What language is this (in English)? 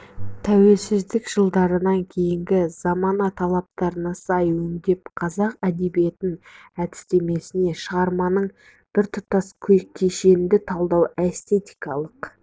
Kazakh